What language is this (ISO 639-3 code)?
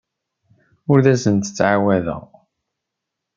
kab